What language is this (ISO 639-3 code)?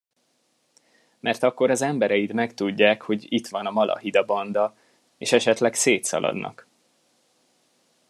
hun